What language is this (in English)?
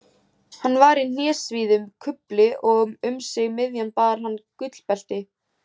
Icelandic